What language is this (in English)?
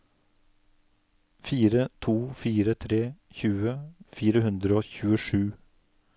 Norwegian